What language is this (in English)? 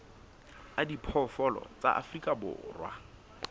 Southern Sotho